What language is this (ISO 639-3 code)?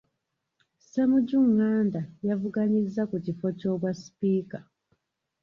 lug